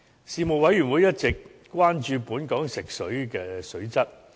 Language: Cantonese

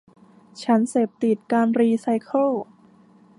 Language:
Thai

